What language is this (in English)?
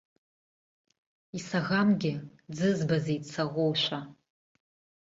Abkhazian